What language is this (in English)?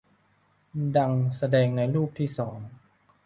Thai